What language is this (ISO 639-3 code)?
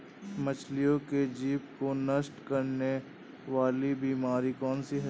hin